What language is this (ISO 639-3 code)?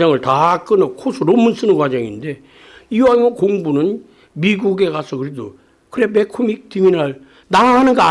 kor